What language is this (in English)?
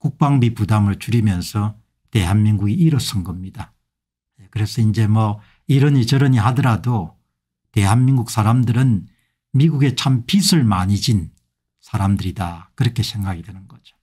Korean